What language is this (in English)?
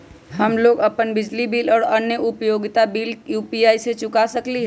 Magahi